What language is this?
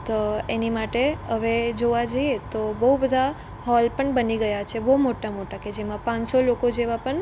Gujarati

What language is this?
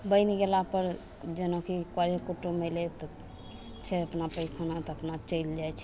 Maithili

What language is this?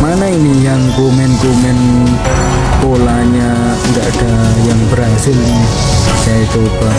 Indonesian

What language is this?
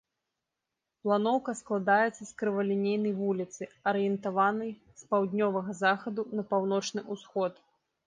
Belarusian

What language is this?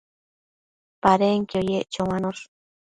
Matsés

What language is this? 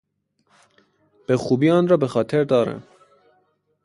Persian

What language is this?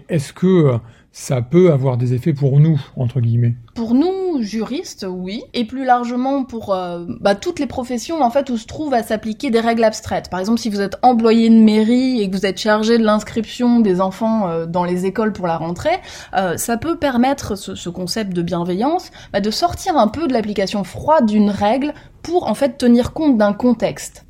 French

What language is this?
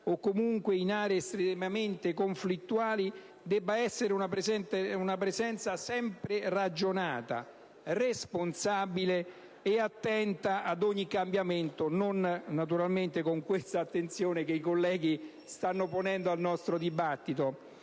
Italian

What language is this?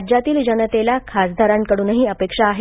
Marathi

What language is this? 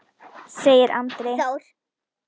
Icelandic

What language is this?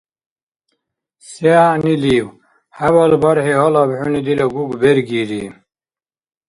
Dargwa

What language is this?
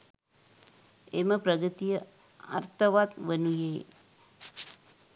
Sinhala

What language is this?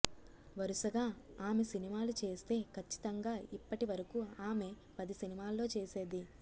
Telugu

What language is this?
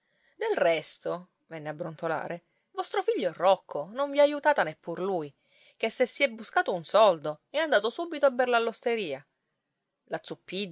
Italian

